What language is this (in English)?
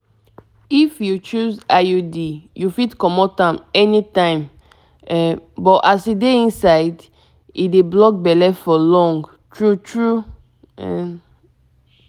Nigerian Pidgin